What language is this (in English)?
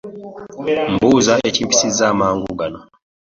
Ganda